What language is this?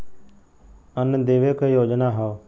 Bhojpuri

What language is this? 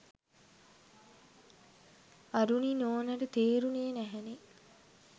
Sinhala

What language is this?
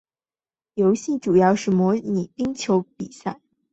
Chinese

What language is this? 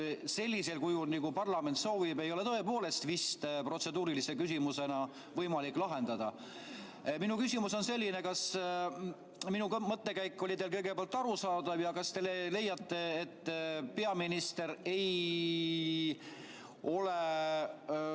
Estonian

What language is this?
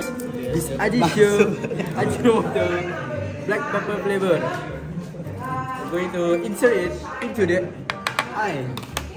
Malay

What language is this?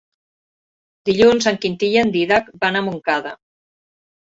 Catalan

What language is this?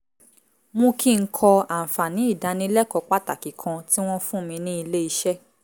Yoruba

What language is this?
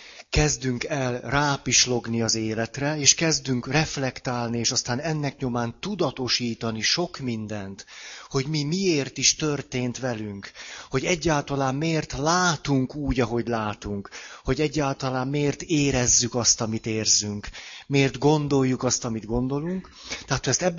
Hungarian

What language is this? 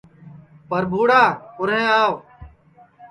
Sansi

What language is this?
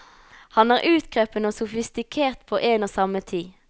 Norwegian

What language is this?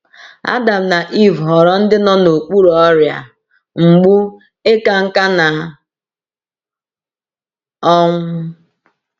Igbo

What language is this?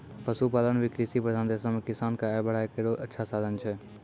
Maithili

